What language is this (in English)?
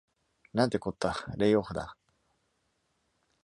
Japanese